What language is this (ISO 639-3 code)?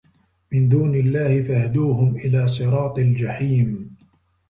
ara